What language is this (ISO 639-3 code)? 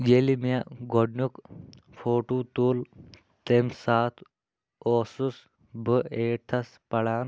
kas